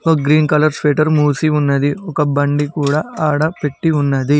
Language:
Telugu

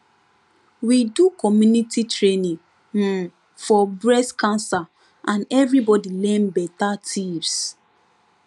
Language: Nigerian Pidgin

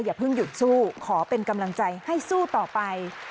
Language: Thai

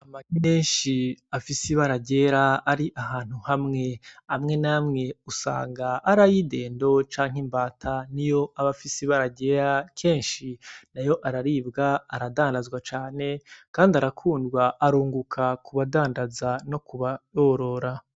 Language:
Rundi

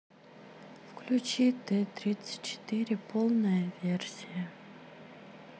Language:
Russian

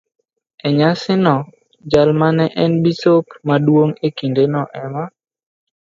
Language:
Luo (Kenya and Tanzania)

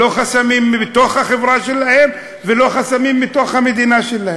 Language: Hebrew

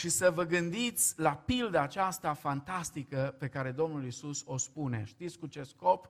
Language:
Romanian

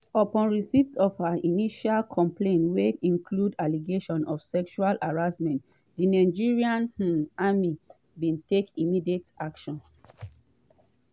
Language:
Nigerian Pidgin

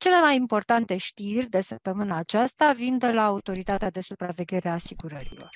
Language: Romanian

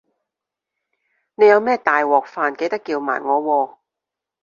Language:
Cantonese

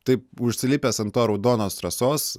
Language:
Lithuanian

